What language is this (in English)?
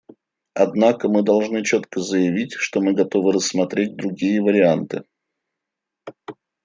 Russian